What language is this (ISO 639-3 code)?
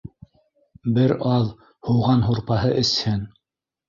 bak